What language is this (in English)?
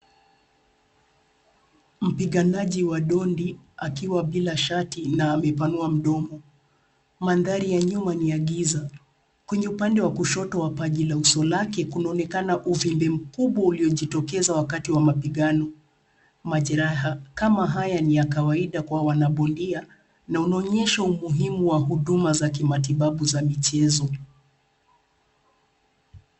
Swahili